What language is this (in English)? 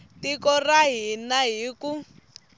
Tsonga